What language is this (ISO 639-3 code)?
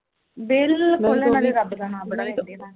pan